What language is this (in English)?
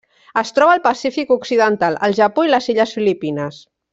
Catalan